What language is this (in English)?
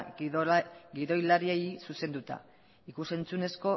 Basque